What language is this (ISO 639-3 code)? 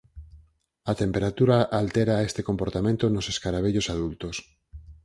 glg